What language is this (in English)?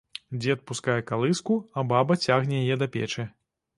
Belarusian